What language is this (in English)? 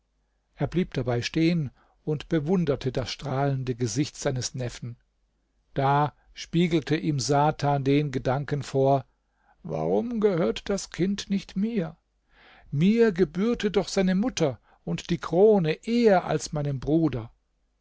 German